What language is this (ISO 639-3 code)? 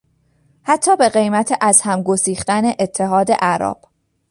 fas